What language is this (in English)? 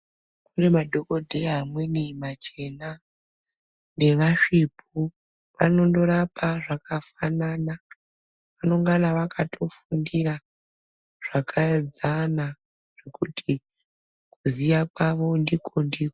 Ndau